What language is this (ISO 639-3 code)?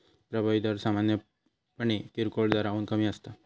mar